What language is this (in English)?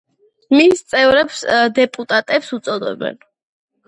Georgian